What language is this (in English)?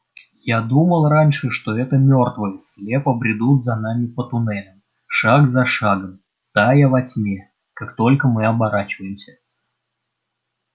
Russian